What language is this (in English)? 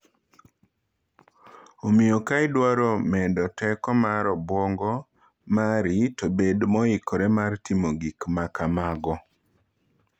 Luo (Kenya and Tanzania)